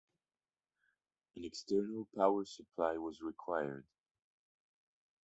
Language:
English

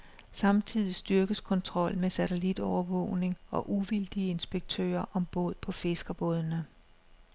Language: Danish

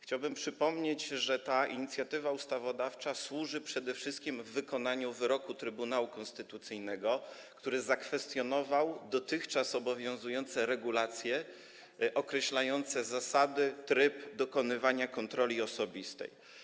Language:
Polish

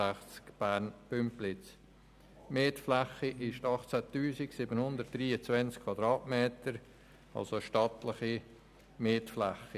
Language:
Swiss German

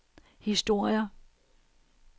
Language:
Danish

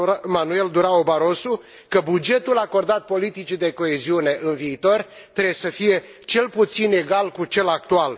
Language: Romanian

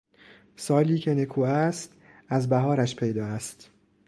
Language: Persian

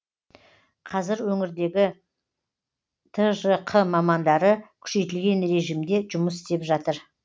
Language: Kazakh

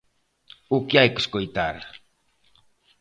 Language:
Galician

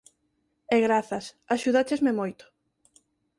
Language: Galician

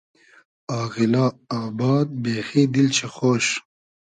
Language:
Hazaragi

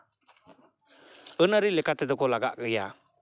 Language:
Santali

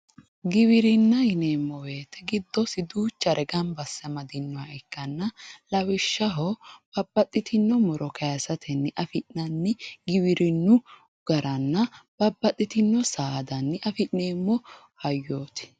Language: Sidamo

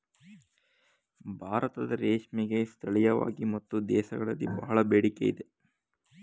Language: Kannada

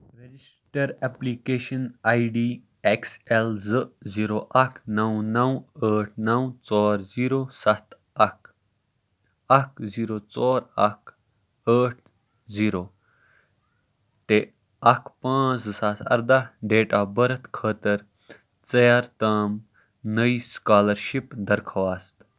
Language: Kashmiri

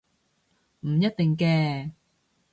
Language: Cantonese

